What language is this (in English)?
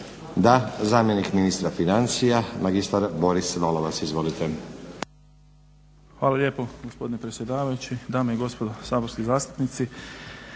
Croatian